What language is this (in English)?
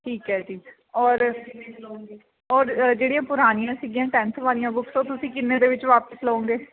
Punjabi